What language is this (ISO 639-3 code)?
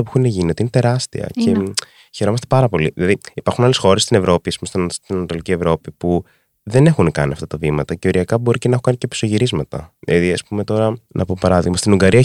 ell